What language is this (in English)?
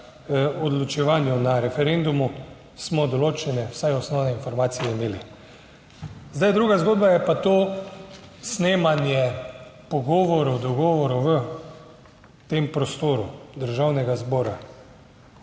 Slovenian